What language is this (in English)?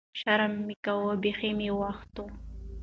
Pashto